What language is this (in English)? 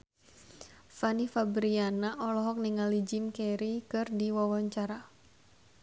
Sundanese